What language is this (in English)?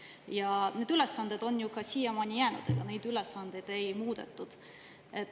Estonian